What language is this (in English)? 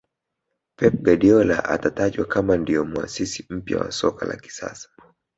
Swahili